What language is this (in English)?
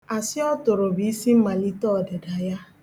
Igbo